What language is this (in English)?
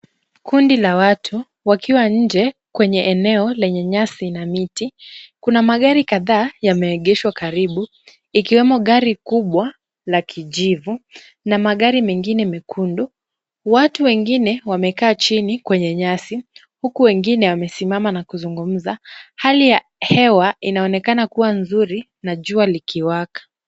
Swahili